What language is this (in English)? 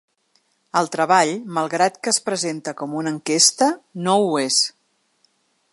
Catalan